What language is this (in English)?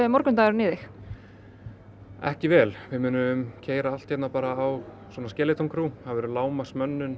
Icelandic